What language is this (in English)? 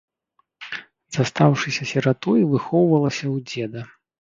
Belarusian